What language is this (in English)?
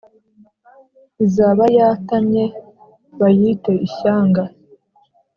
Kinyarwanda